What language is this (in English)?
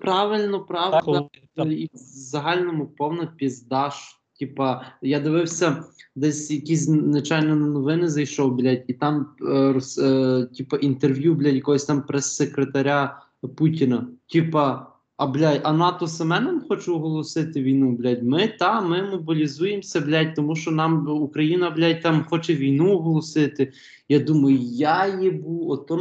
Ukrainian